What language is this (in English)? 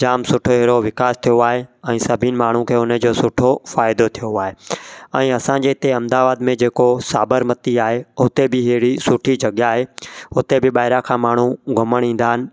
Sindhi